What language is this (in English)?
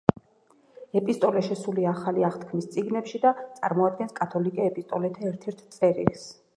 Georgian